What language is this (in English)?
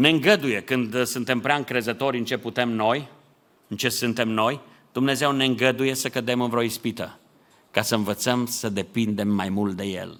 Romanian